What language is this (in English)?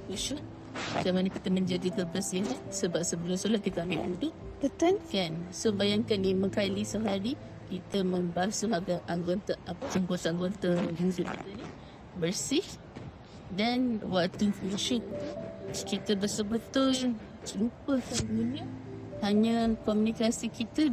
Malay